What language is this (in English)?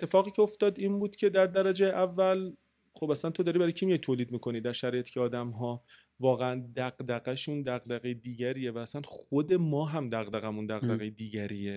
Persian